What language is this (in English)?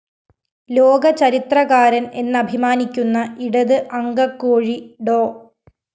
Malayalam